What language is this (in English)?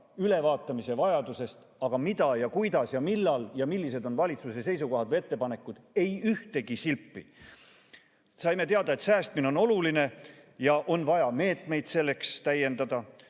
Estonian